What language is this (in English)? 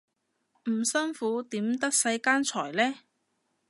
Cantonese